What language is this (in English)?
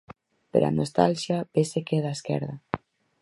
Galician